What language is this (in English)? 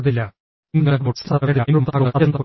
Malayalam